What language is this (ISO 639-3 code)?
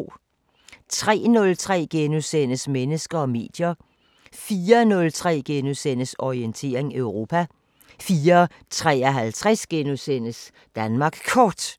dan